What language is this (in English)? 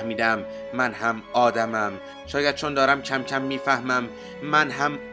Persian